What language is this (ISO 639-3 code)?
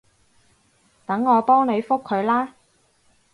yue